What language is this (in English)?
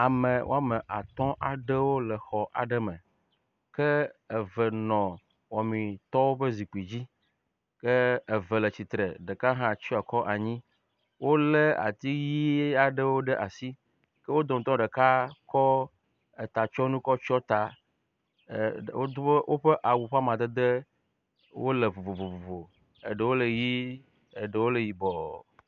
Ewe